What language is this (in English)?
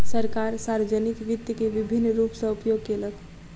Maithili